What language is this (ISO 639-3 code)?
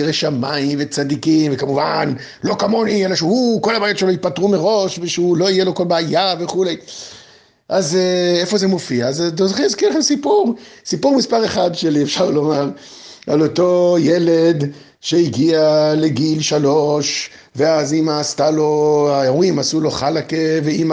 heb